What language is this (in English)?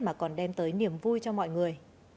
Vietnamese